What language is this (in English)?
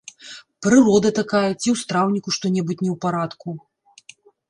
Belarusian